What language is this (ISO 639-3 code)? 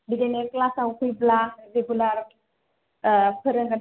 brx